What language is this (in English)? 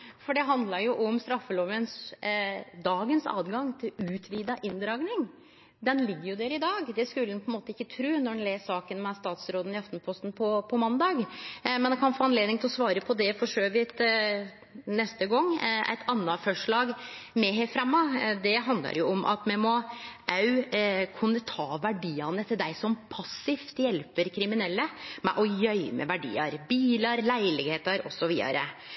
Norwegian Nynorsk